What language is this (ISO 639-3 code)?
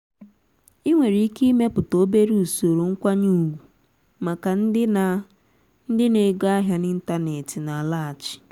ibo